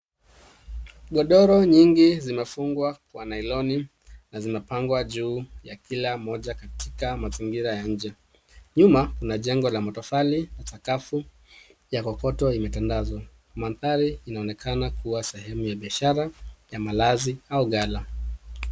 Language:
Swahili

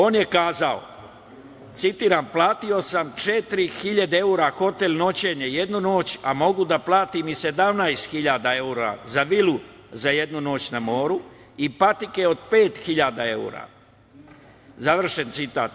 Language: Serbian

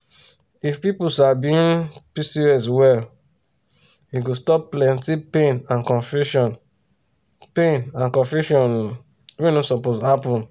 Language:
Nigerian Pidgin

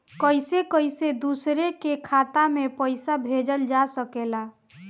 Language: Bhojpuri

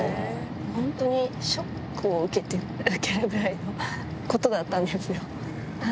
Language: Japanese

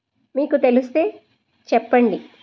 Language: Telugu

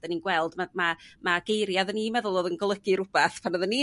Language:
Welsh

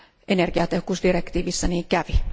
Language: Finnish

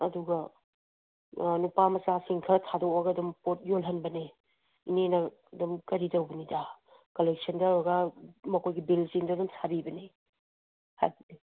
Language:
Manipuri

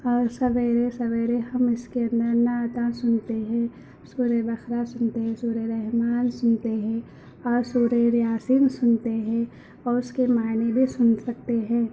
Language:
Urdu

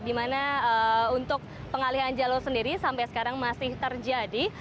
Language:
Indonesian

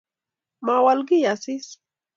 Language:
Kalenjin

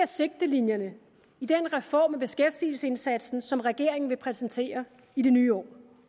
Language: Danish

